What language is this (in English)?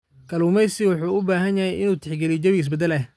Somali